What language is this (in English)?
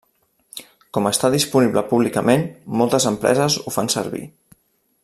Catalan